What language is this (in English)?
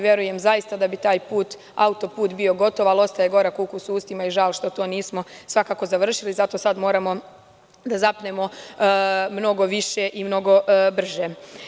Serbian